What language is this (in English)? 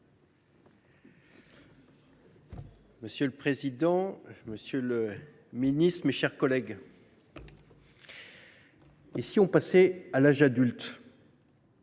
French